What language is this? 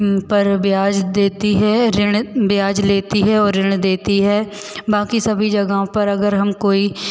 Hindi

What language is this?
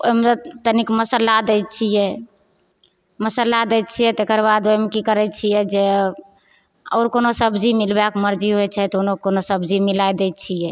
Maithili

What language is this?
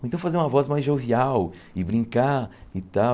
Portuguese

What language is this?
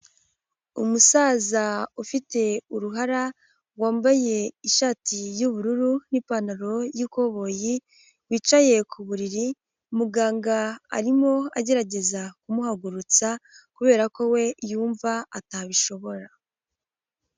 Kinyarwanda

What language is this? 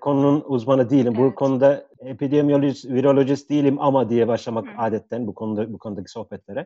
Turkish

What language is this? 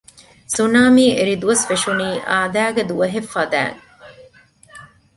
Divehi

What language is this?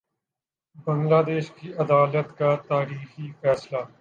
Urdu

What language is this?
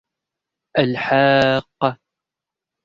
Arabic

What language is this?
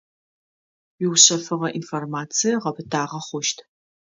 Adyghe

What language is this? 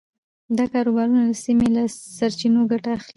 Pashto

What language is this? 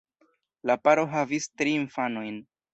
Esperanto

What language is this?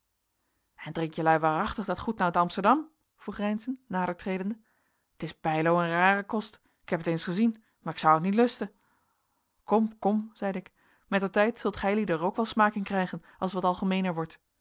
Dutch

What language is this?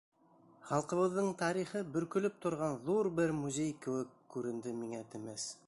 Bashkir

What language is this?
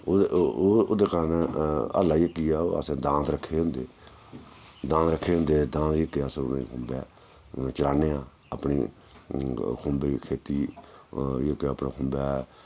Dogri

